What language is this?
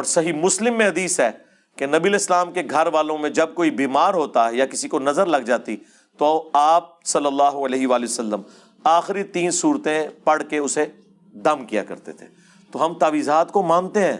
Urdu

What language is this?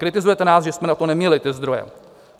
Czech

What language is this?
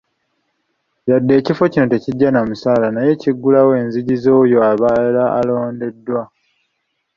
Ganda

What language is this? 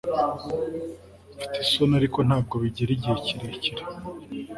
Kinyarwanda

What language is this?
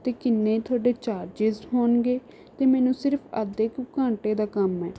Punjabi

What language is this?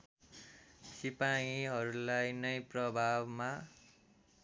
Nepali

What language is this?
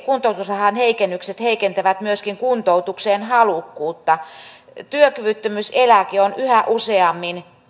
Finnish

